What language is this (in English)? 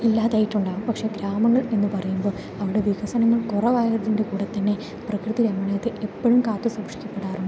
Malayalam